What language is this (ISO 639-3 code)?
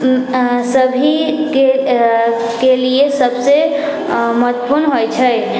mai